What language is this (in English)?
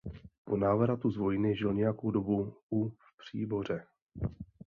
Czech